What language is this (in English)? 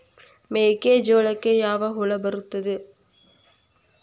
Kannada